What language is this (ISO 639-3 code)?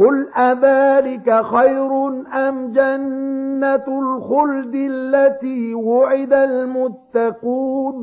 ara